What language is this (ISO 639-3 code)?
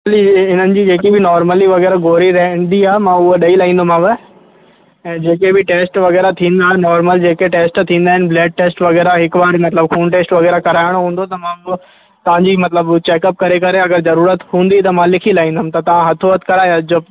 snd